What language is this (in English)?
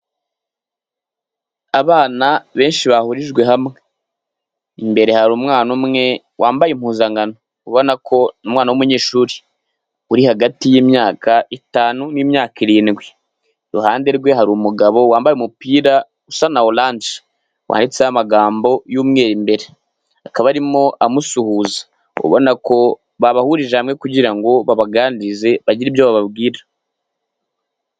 Kinyarwanda